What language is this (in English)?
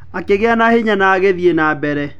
Kikuyu